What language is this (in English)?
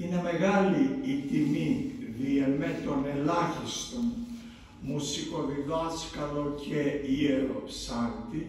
Greek